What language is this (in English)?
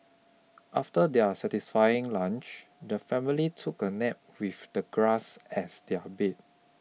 English